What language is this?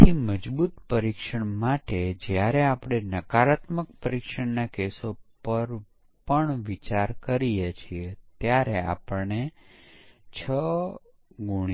Gujarati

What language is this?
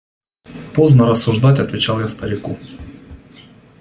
Russian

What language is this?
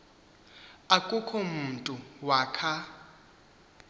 Xhosa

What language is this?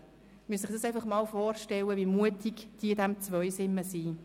Swiss German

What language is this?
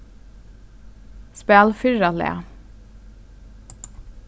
Faroese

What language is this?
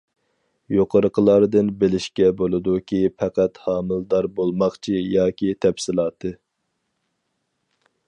Uyghur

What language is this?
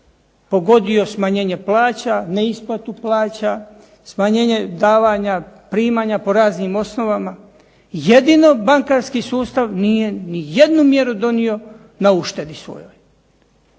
Croatian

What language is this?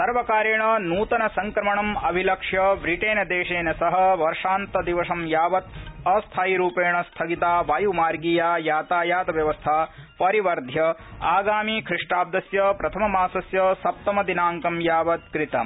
Sanskrit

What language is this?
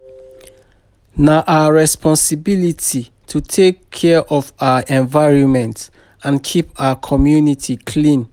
Nigerian Pidgin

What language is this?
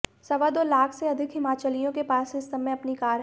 Hindi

